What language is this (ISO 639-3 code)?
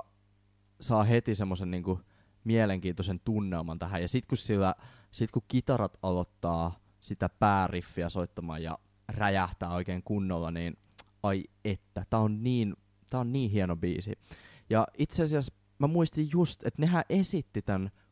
fin